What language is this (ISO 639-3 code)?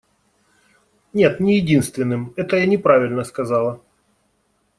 rus